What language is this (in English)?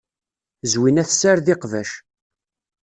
Kabyle